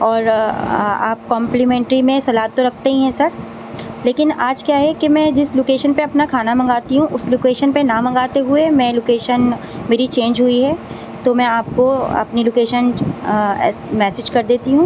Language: Urdu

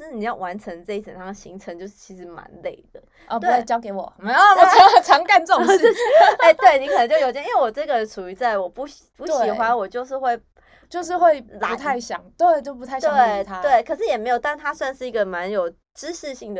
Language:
Chinese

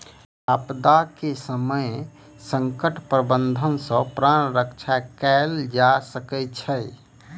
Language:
Maithili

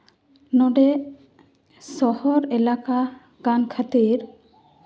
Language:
Santali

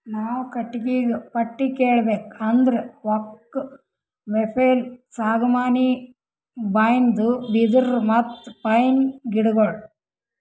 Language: Kannada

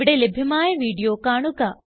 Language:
Malayalam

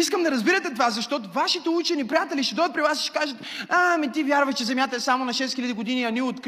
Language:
Bulgarian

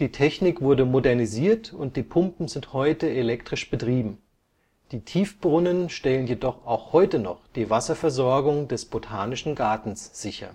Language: German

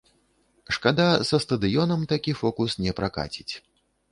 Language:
Belarusian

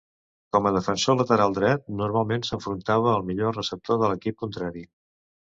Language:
Catalan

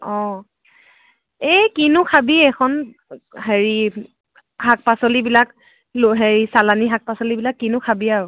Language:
Assamese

